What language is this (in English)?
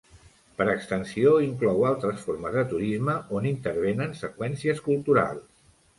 Catalan